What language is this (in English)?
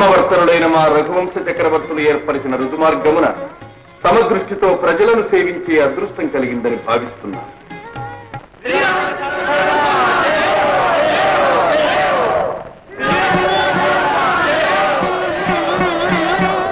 Telugu